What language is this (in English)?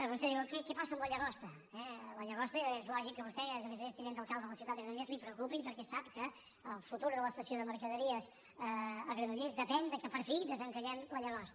Catalan